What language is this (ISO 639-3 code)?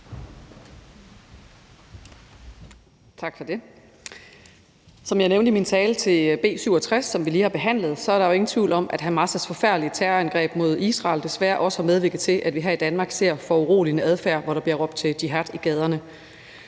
dan